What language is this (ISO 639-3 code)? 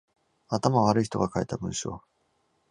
jpn